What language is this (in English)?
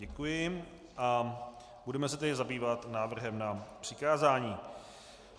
Czech